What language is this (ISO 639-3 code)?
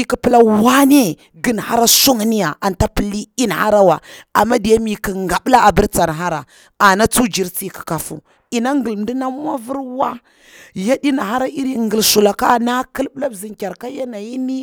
bwr